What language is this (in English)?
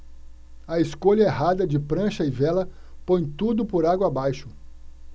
Portuguese